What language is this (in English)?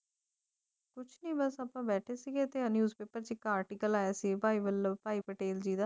Punjabi